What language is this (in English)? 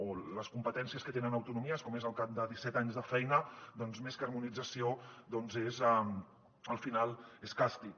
Catalan